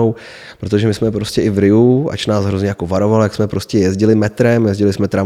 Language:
Czech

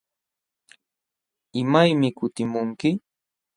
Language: Jauja Wanca Quechua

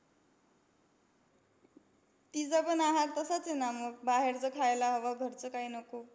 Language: Marathi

